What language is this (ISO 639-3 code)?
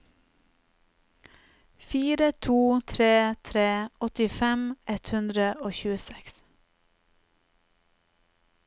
nor